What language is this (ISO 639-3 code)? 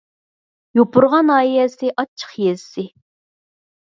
uig